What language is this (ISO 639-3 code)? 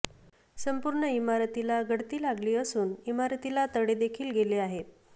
mar